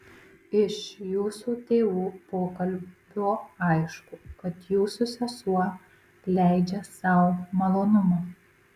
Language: Lithuanian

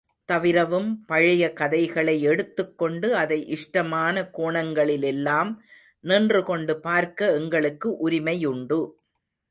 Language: Tamil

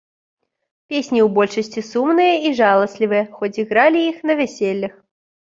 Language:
Belarusian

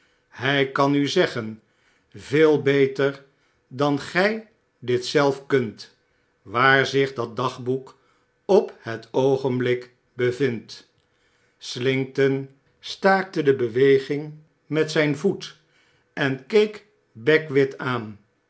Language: Dutch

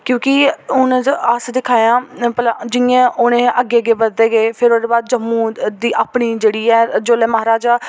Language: Dogri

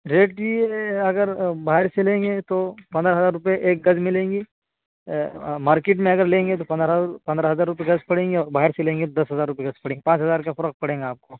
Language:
Urdu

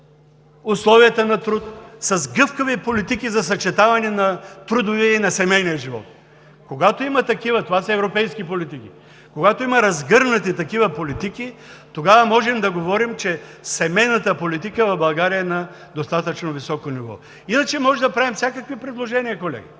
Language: Bulgarian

